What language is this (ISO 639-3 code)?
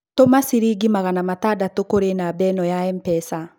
kik